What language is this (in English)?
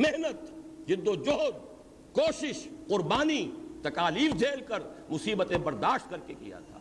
Urdu